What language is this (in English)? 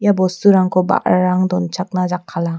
Garo